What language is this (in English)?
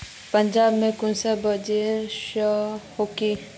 Magahi